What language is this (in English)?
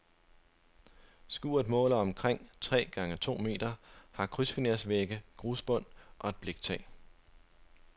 Danish